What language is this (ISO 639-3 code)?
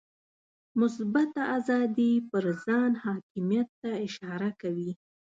pus